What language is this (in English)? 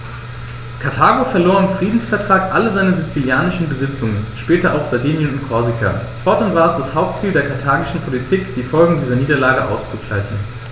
German